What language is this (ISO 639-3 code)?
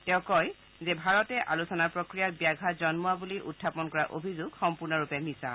asm